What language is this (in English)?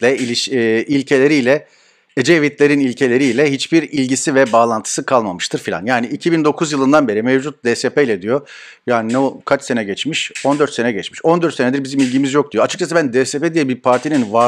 Turkish